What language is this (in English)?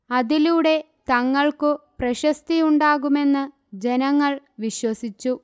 Malayalam